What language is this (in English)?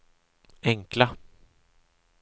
Swedish